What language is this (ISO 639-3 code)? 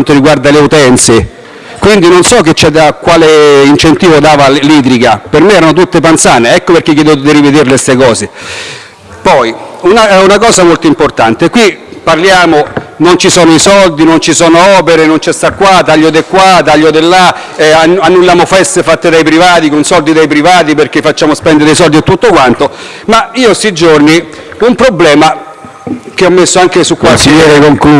ita